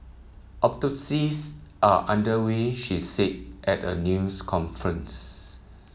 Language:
English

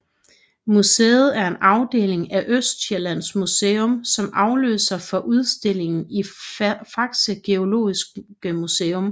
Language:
Danish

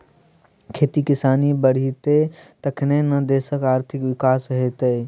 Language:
Maithili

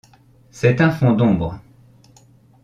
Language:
French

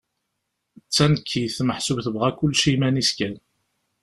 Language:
Kabyle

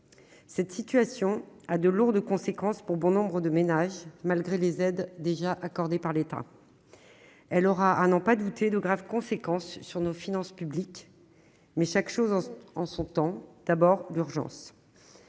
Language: French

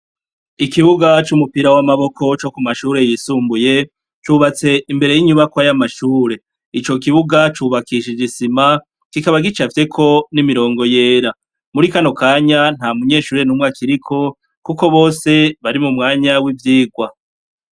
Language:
Rundi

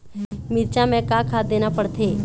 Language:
Chhattisgarhi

